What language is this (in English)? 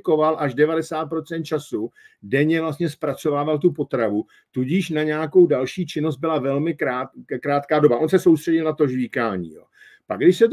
Czech